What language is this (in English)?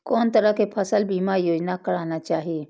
Maithili